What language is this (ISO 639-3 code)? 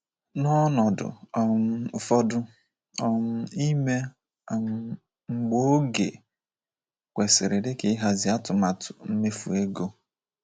ibo